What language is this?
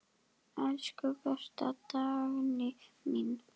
Icelandic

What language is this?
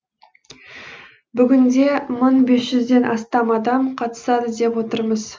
Kazakh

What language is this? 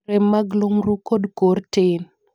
Luo (Kenya and Tanzania)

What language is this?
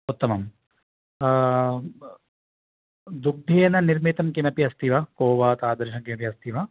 Sanskrit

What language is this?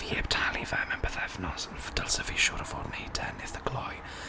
Welsh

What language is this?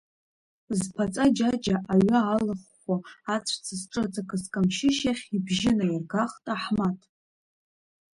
Abkhazian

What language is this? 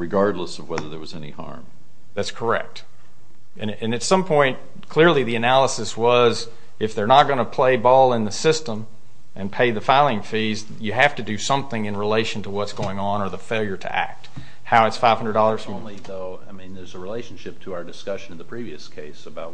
English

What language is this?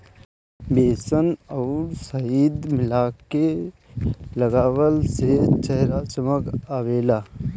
Bhojpuri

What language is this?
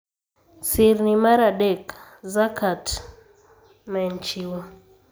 Luo (Kenya and Tanzania)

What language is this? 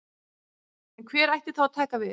Icelandic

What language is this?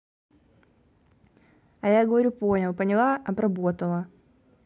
Russian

